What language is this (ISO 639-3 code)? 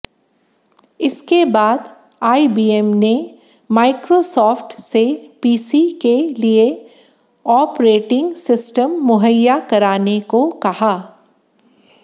hin